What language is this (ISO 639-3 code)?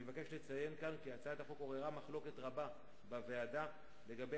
heb